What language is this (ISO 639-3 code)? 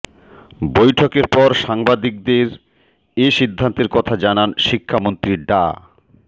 ben